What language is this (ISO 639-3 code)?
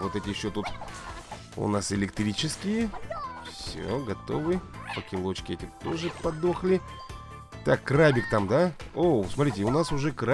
rus